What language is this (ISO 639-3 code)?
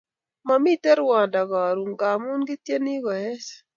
kln